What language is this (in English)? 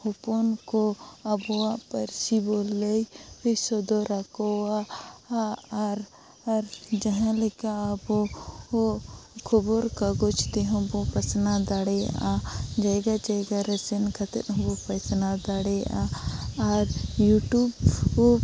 Santali